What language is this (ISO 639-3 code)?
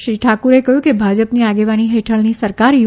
guj